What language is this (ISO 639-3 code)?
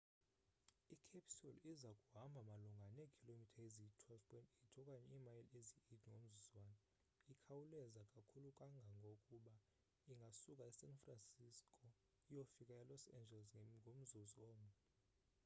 xho